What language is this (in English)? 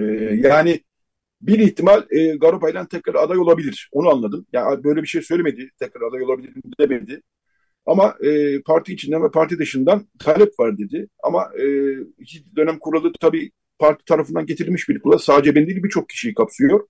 Turkish